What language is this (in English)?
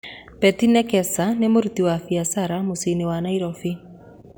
Kikuyu